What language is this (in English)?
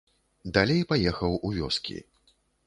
Belarusian